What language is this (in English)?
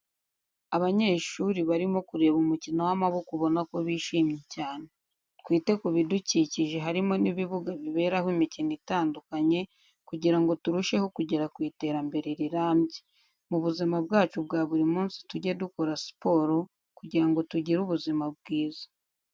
Kinyarwanda